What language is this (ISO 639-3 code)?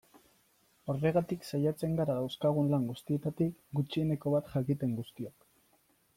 eus